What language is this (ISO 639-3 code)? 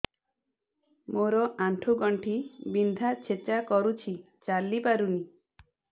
ori